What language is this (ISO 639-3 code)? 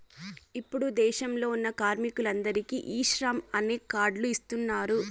tel